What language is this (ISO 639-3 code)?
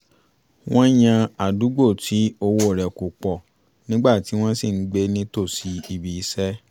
yor